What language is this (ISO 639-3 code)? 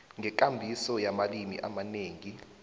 nbl